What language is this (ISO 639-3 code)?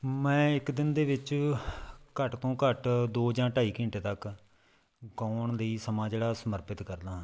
pan